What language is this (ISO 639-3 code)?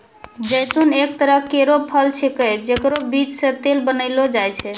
mai